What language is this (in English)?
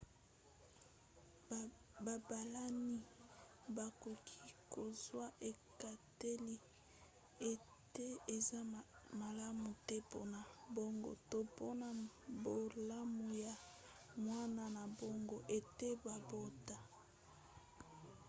Lingala